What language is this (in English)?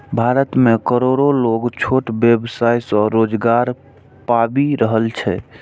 Maithili